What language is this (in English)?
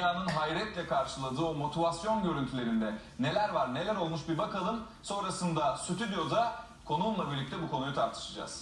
Turkish